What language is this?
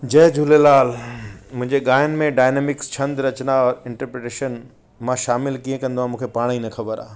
Sindhi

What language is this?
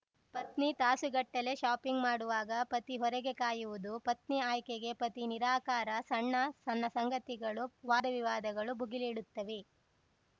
Kannada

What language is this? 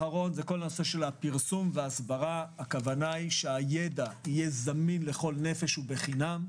Hebrew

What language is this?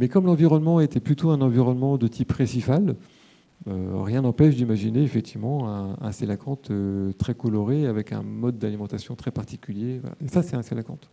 French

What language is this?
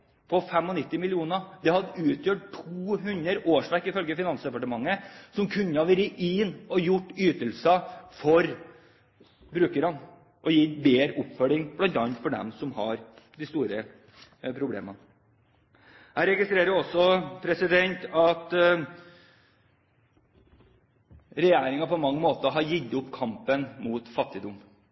Norwegian Bokmål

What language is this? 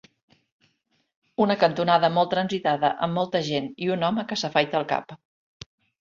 Catalan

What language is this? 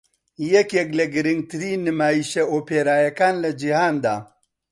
Central Kurdish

